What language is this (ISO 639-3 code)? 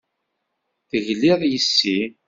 kab